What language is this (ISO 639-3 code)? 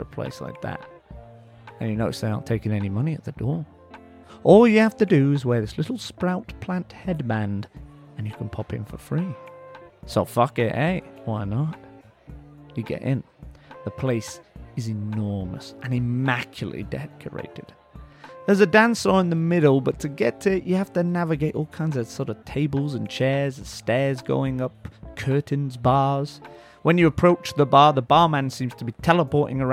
eng